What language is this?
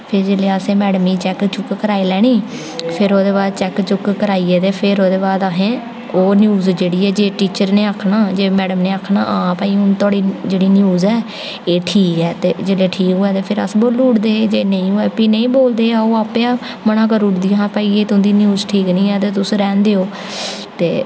Dogri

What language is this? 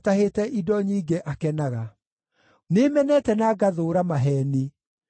Kikuyu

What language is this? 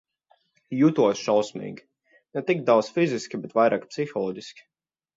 Latvian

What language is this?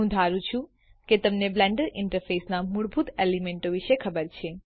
Gujarati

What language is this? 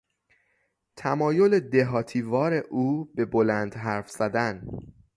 Persian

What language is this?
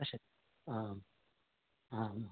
Sanskrit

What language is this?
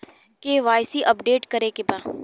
Bhojpuri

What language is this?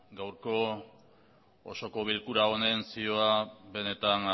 Basque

